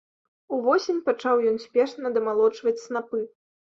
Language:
Belarusian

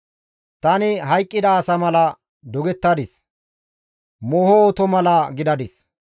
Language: Gamo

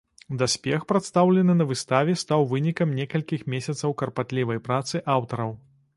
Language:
Belarusian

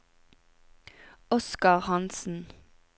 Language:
Norwegian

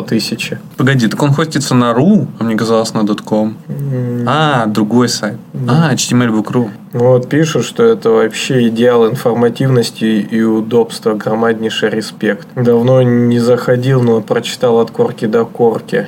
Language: Russian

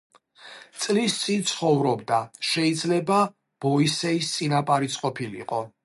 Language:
Georgian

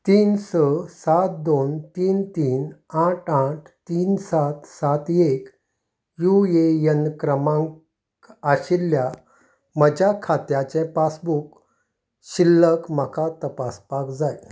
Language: Konkani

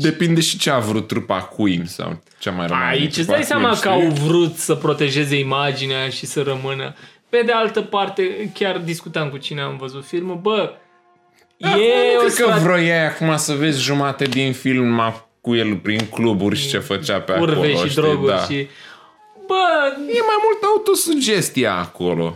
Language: Romanian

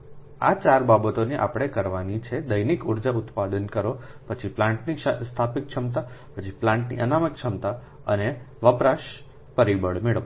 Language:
Gujarati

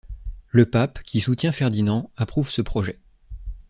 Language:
French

